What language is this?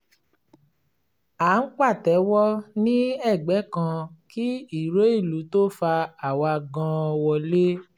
Yoruba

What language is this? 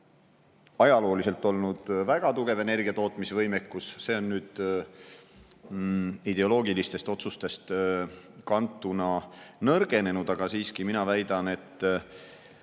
Estonian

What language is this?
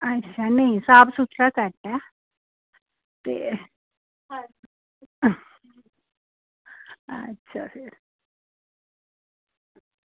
Dogri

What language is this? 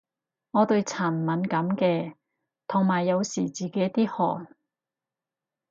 Cantonese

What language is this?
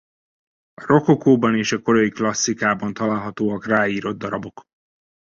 Hungarian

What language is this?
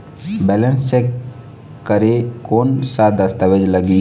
Chhattisgarhi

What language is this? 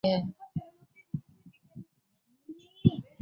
Urdu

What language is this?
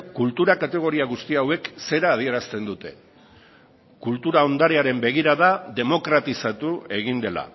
Basque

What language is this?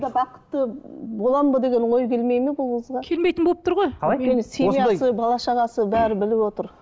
Kazakh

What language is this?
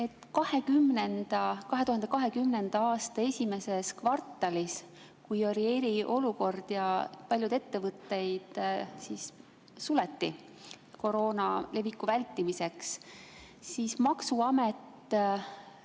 Estonian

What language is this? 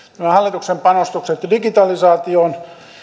Finnish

